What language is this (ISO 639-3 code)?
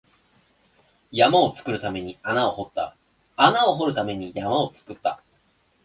jpn